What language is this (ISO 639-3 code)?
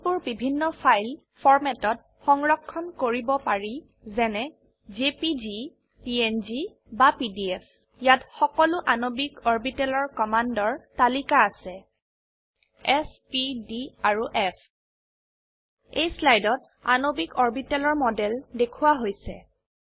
asm